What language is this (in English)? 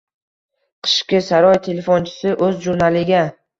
Uzbek